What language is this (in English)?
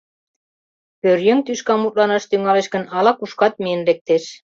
Mari